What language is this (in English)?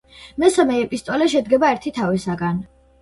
Georgian